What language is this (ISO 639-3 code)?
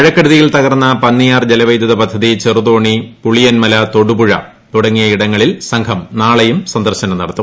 mal